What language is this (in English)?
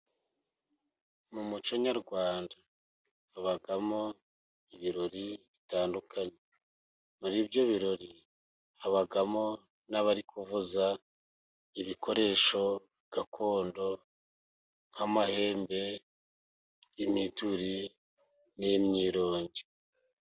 Kinyarwanda